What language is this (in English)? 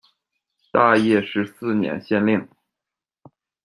Chinese